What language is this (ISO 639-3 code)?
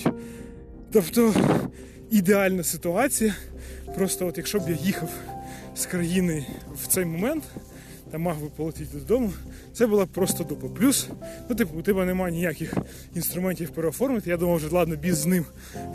ukr